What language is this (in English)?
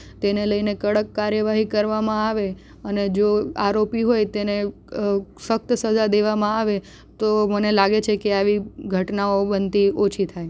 Gujarati